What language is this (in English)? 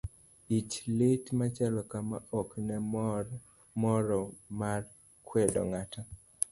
Luo (Kenya and Tanzania)